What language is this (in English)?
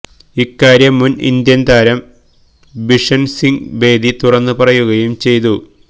Malayalam